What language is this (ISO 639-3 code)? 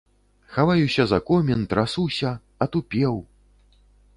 bel